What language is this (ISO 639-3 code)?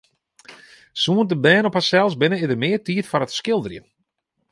fry